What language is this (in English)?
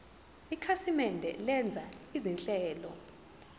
Zulu